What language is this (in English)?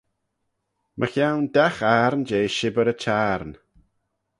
Manx